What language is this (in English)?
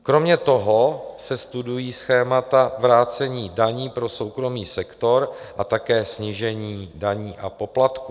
Czech